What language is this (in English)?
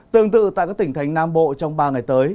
Vietnamese